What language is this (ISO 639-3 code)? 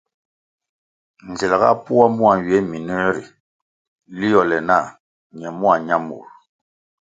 nmg